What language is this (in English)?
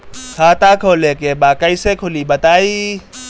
Bhojpuri